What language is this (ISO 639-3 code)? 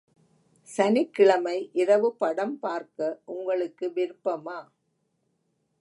tam